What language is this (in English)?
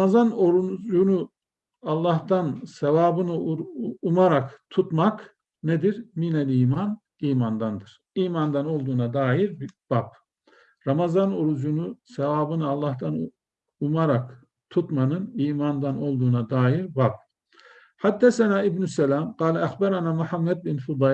Turkish